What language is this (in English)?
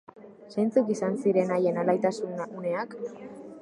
Basque